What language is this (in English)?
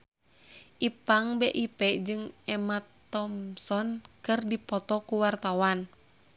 Sundanese